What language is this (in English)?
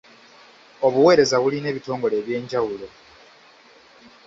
Ganda